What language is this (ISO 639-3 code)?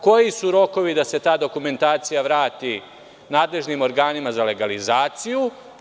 srp